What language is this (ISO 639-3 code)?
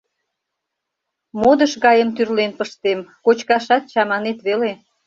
chm